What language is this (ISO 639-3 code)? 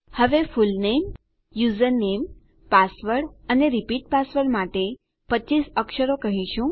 guj